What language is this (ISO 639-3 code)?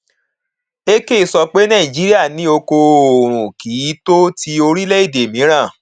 yor